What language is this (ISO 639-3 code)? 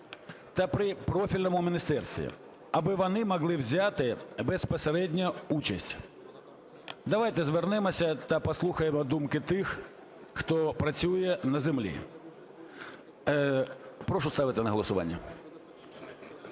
ukr